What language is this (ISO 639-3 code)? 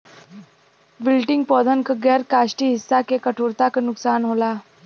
bho